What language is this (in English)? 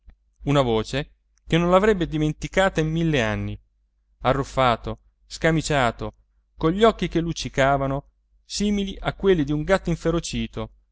Italian